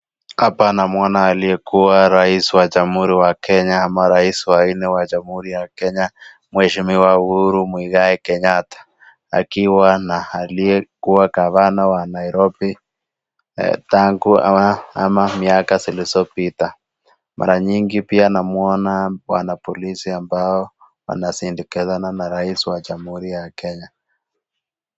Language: Swahili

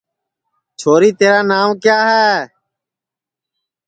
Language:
Sansi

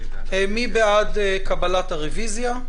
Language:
Hebrew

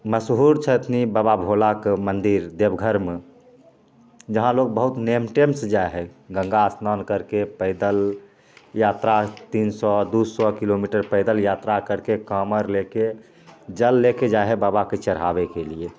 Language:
Maithili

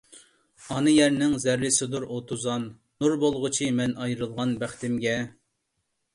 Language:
Uyghur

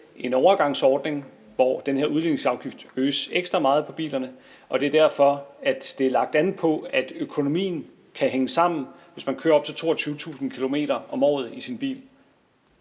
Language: Danish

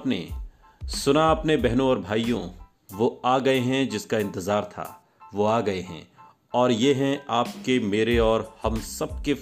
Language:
Hindi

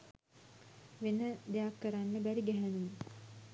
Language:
Sinhala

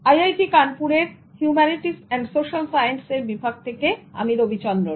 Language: Bangla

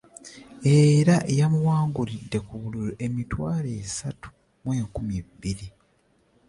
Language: Ganda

